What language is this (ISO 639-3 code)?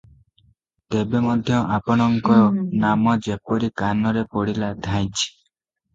ori